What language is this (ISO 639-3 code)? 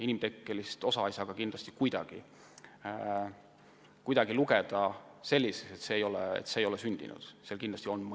est